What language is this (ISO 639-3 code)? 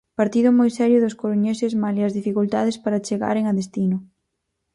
glg